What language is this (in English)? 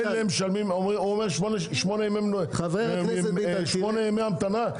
Hebrew